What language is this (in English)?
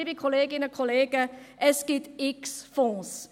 Swiss German